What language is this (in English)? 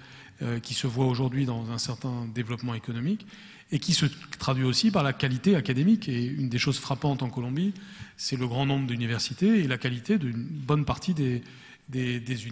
French